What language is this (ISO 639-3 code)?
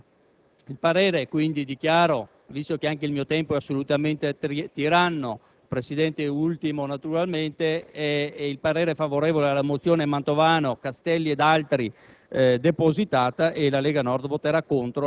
ita